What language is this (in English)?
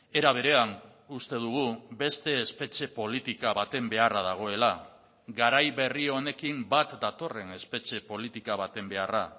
Basque